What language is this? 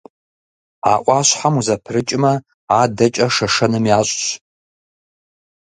Kabardian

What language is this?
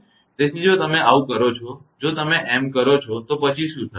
Gujarati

